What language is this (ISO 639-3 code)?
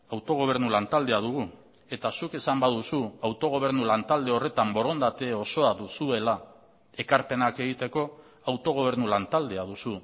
eus